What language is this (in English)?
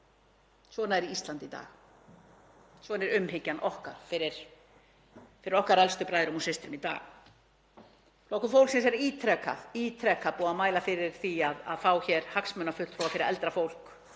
Icelandic